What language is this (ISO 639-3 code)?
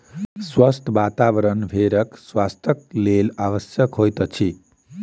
mai